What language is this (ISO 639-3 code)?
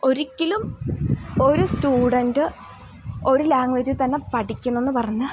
mal